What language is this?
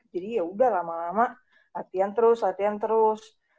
Indonesian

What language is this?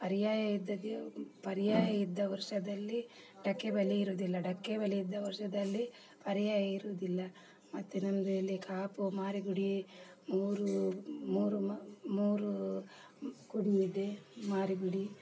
Kannada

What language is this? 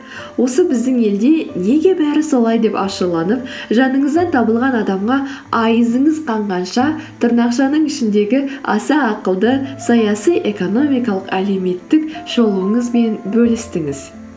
Kazakh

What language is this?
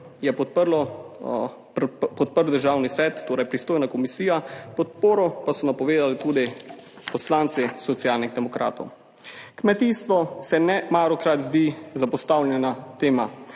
Slovenian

